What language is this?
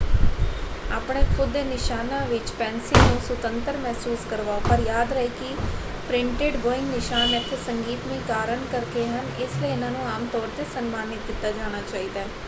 Punjabi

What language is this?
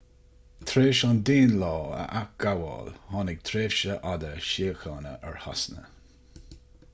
Irish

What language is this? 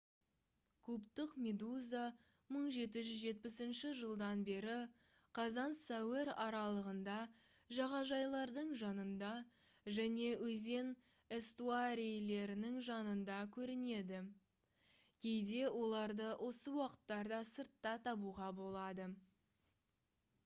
Kazakh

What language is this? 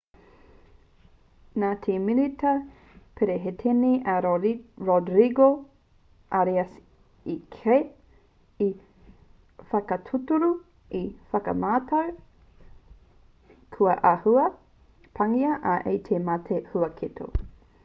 Māori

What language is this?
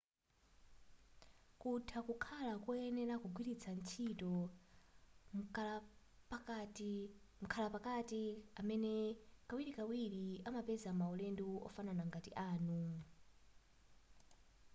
Nyanja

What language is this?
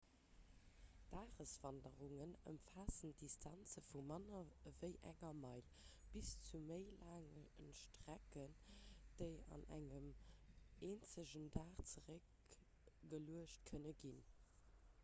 Luxembourgish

